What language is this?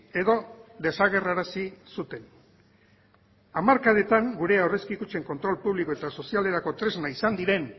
Basque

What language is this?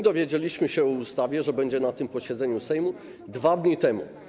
Polish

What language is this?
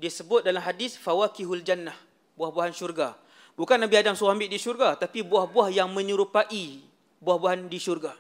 Malay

